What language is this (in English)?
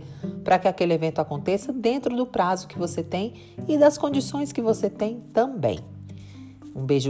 Portuguese